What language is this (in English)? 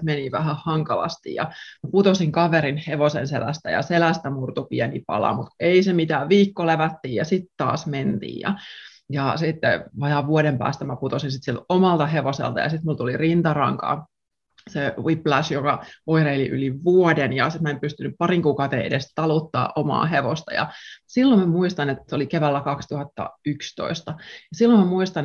Finnish